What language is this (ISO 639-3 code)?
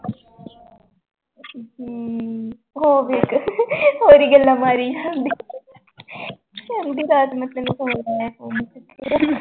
pan